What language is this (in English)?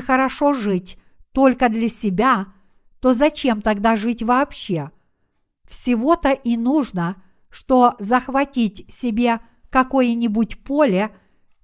Russian